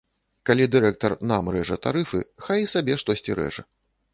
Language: Belarusian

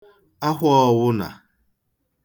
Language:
Igbo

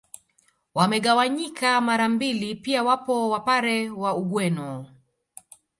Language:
Swahili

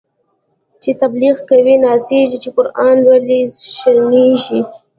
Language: Pashto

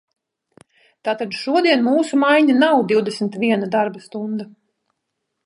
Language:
Latvian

